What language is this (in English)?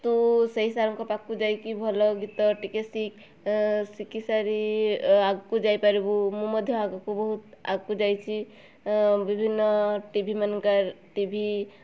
Odia